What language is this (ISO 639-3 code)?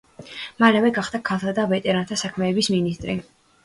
kat